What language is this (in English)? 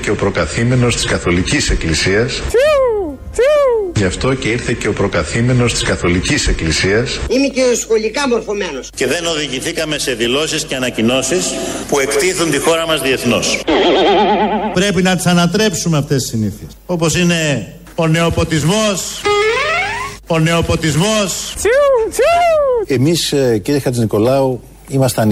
Greek